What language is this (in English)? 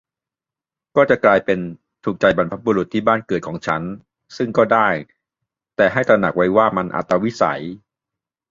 Thai